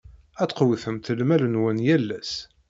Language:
Kabyle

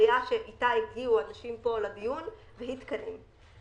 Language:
Hebrew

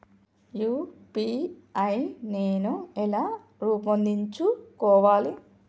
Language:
Telugu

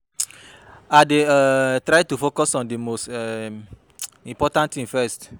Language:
Nigerian Pidgin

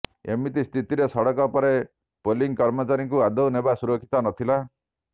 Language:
Odia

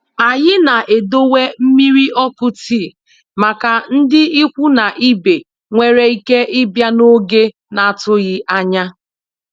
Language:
Igbo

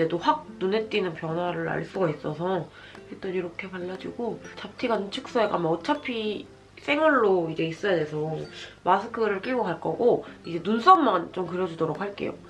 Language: Korean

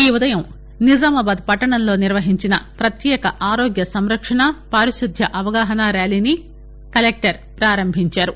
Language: Telugu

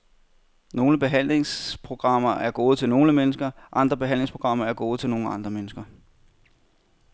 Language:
Danish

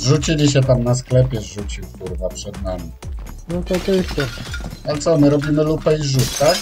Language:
Polish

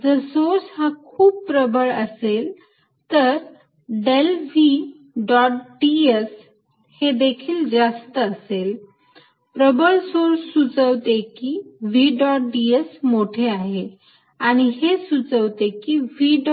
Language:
Marathi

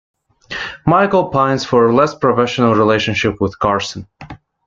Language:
English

